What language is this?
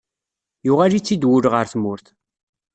Kabyle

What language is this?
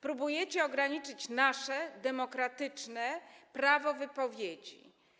Polish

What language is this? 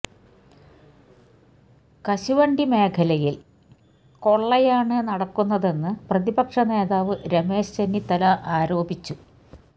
Malayalam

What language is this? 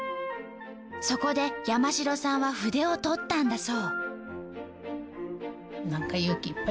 Japanese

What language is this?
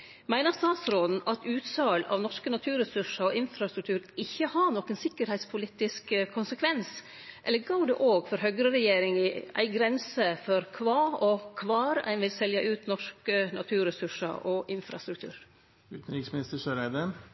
Norwegian Nynorsk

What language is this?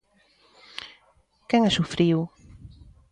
Galician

